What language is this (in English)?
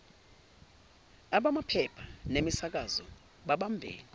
Zulu